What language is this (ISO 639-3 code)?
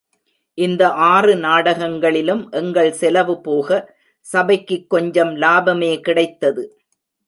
tam